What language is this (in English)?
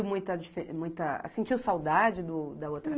Portuguese